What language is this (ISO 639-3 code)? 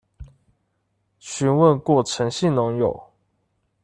zho